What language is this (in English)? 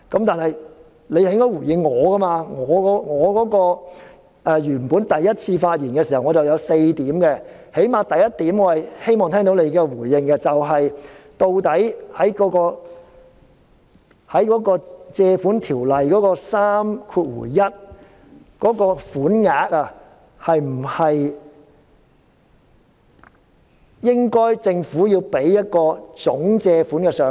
Cantonese